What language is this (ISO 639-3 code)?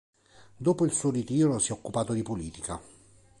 ita